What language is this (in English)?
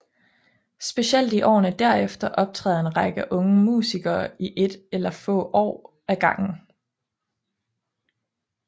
Danish